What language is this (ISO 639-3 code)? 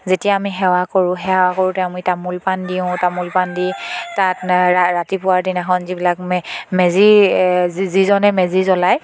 asm